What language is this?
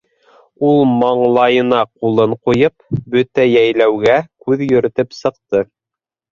Bashkir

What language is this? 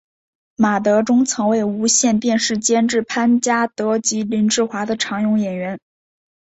Chinese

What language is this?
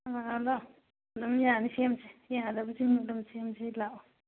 Manipuri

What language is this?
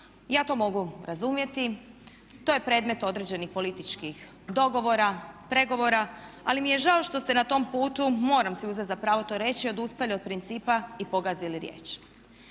Croatian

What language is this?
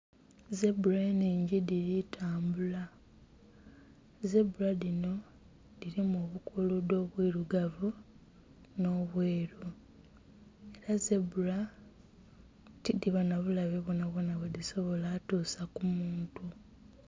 Soga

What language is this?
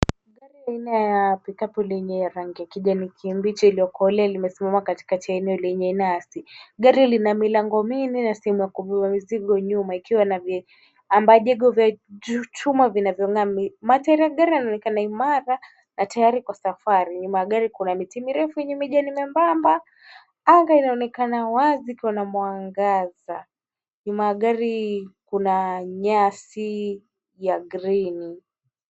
Swahili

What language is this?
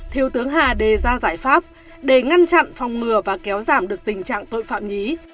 Vietnamese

